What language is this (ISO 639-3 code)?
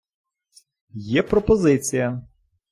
ukr